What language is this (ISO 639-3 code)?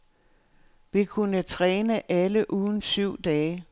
dan